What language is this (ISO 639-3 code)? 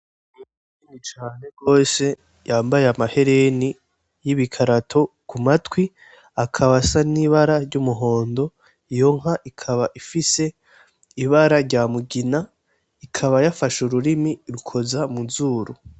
run